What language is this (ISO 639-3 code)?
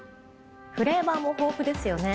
jpn